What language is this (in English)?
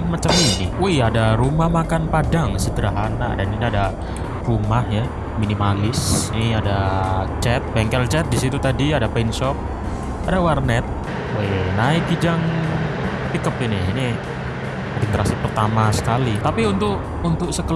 Indonesian